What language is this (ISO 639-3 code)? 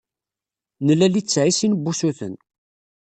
kab